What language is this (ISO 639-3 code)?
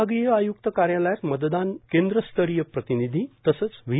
mar